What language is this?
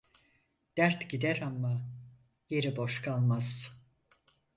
Turkish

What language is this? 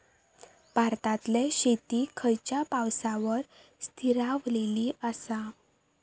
Marathi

